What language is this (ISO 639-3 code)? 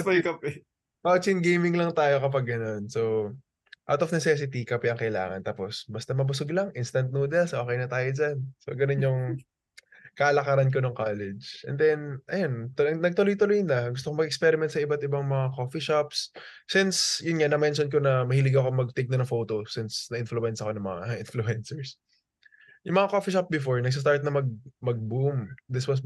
fil